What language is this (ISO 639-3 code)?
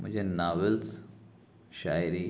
urd